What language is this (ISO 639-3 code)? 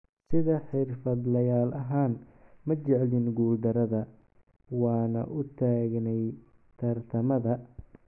som